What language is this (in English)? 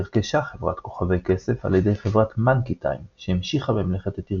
Hebrew